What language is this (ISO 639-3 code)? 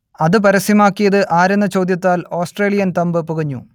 mal